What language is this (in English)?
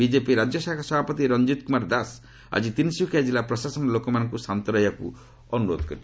Odia